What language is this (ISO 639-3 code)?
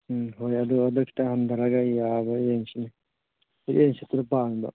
mni